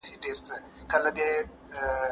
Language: Pashto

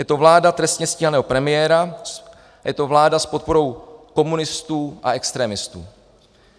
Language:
Czech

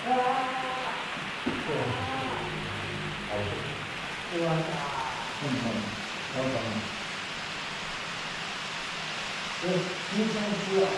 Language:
Japanese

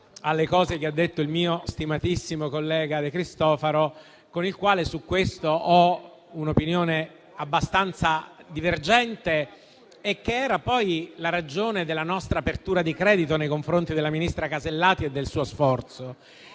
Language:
Italian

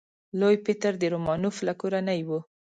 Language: Pashto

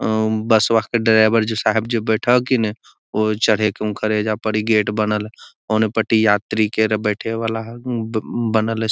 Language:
Magahi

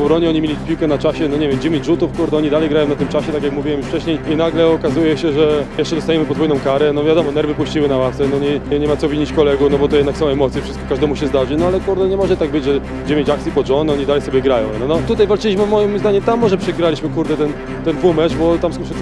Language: Polish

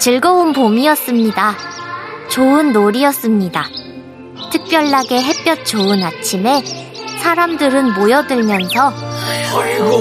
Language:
Korean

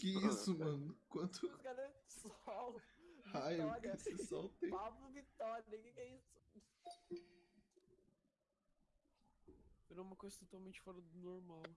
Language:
Portuguese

